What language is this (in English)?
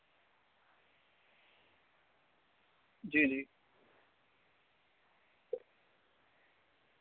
Dogri